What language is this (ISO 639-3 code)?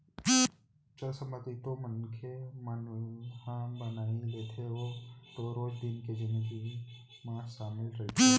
hne